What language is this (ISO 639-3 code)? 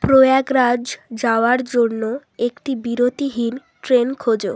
ben